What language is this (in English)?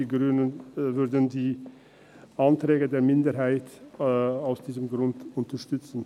Swiss German